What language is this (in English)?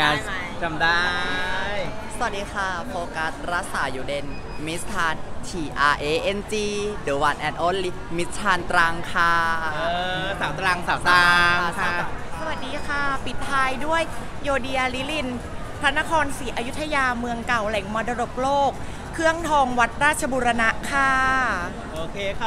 Thai